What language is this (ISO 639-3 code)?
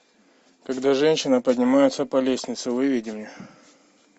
rus